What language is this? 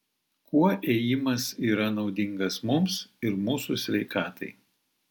Lithuanian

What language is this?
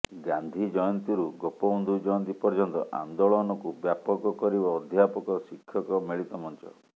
Odia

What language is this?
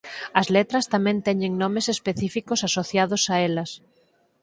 Galician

